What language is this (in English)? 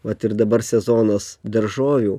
Lithuanian